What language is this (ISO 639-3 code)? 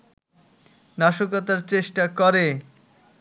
ben